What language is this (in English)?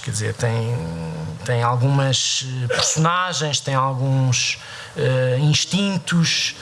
Portuguese